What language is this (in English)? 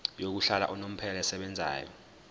Zulu